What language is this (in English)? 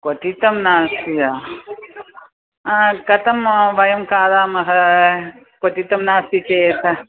Sanskrit